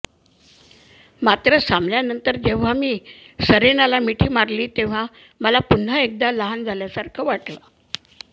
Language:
Marathi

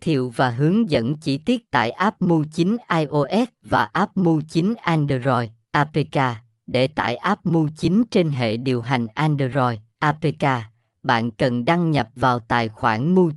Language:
Vietnamese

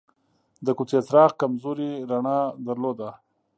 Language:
Pashto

